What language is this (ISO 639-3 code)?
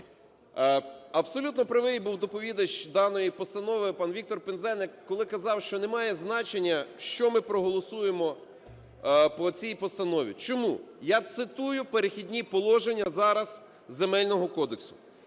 ukr